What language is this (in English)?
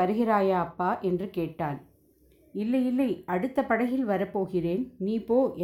Tamil